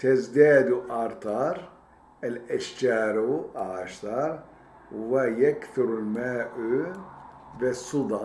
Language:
Turkish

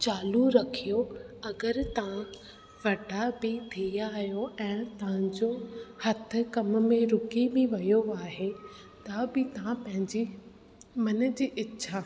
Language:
Sindhi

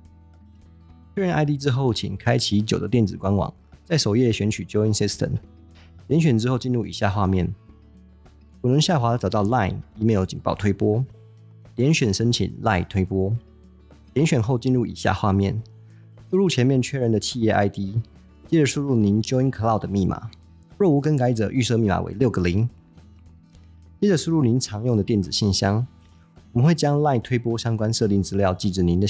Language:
Chinese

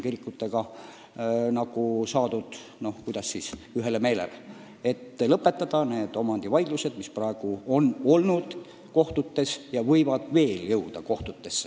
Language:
Estonian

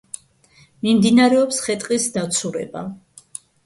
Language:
Georgian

